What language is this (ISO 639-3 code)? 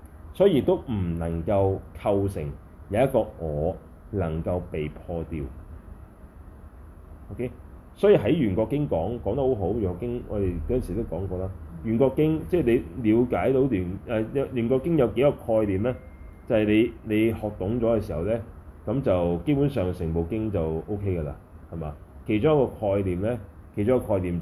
zho